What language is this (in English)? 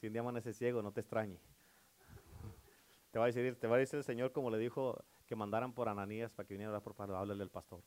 Spanish